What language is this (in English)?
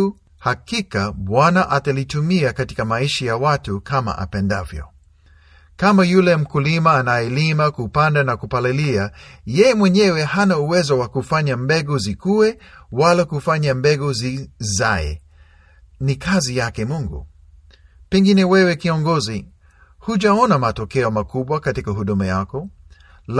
Swahili